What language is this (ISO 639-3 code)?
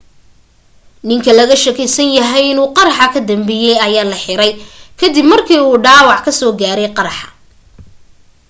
som